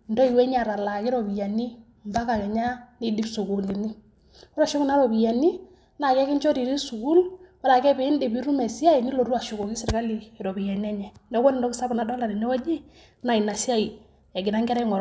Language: Masai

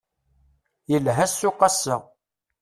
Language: Kabyle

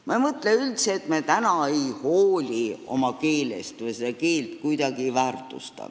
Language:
Estonian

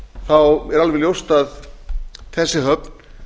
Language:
Icelandic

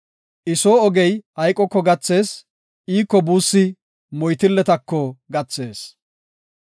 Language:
Gofa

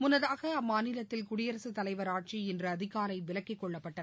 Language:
Tamil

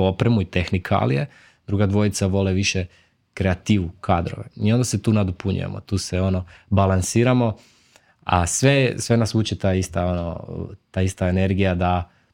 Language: Croatian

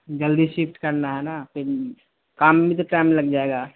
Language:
Urdu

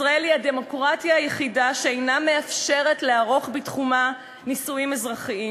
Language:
Hebrew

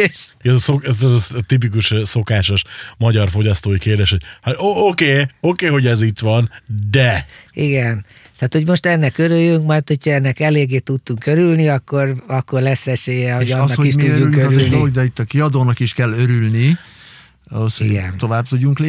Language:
Hungarian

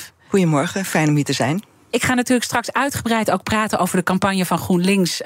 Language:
Dutch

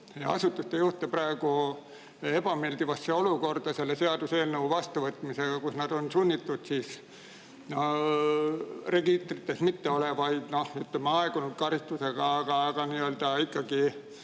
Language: Estonian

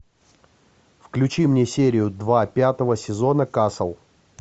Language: Russian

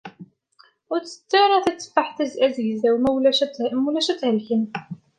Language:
Kabyle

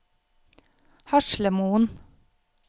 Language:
Norwegian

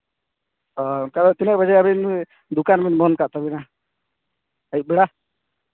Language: Santali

